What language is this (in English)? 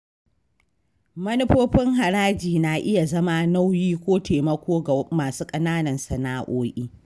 Hausa